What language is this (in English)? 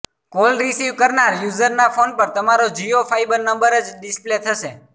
Gujarati